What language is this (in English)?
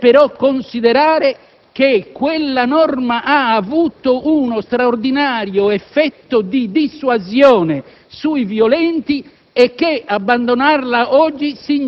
Italian